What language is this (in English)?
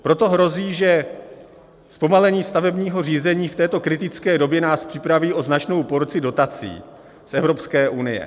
Czech